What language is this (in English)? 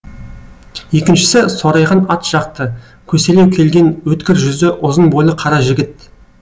Kazakh